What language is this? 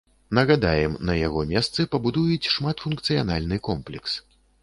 Belarusian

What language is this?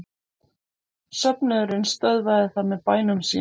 Icelandic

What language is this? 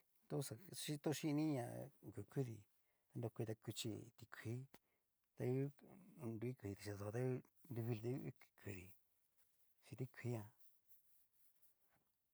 Cacaloxtepec Mixtec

